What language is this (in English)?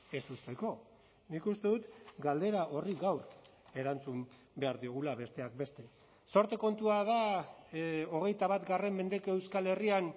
Basque